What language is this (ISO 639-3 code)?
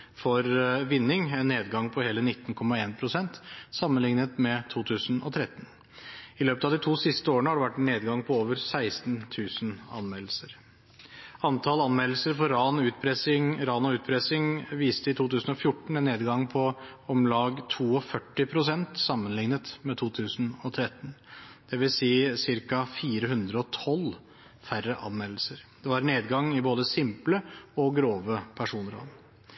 nob